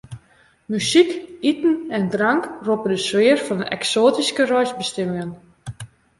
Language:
Western Frisian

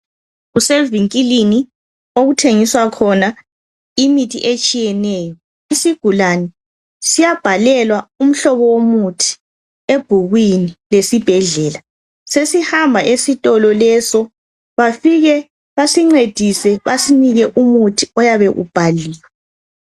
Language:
North Ndebele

